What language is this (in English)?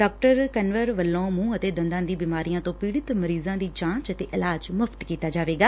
Punjabi